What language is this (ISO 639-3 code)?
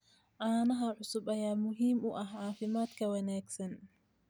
som